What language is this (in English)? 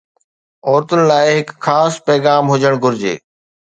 Sindhi